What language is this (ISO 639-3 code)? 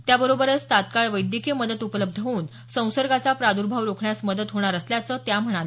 mar